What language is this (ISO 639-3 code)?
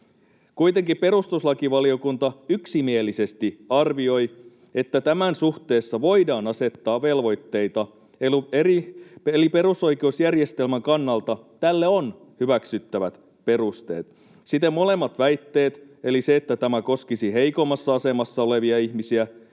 fin